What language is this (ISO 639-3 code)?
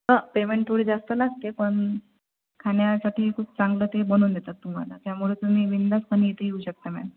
mar